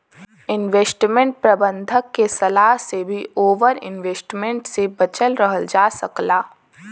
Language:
Bhojpuri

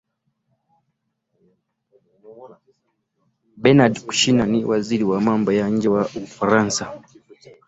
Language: Swahili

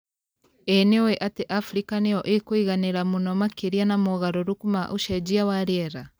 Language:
Kikuyu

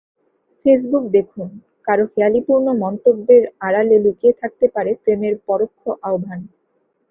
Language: Bangla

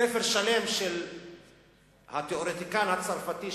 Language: Hebrew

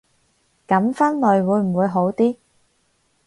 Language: Cantonese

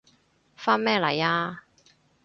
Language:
Cantonese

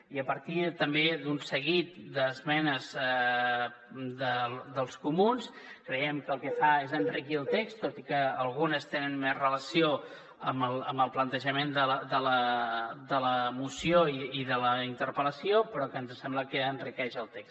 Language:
Catalan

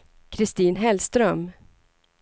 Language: Swedish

